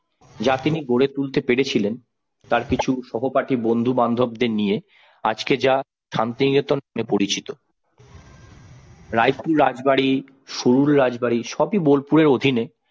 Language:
Bangla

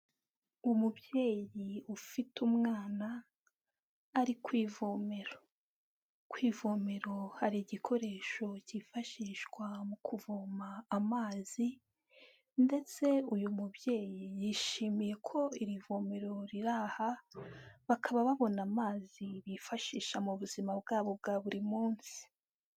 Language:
Kinyarwanda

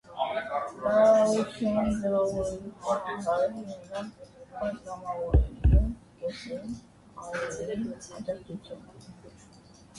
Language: Armenian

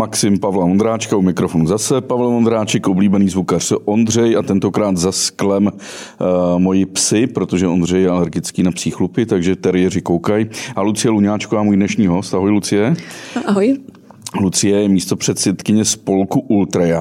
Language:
Czech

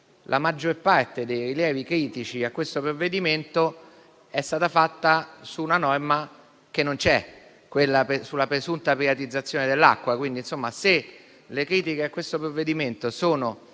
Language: Italian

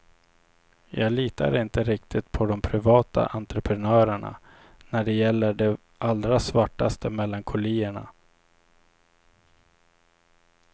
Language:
Swedish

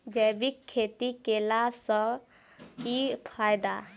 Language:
Maithili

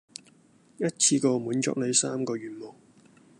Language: Cantonese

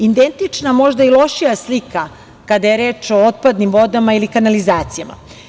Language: Serbian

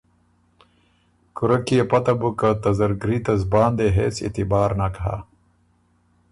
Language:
Ormuri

